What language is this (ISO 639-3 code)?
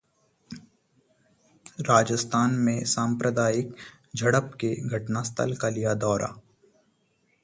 hin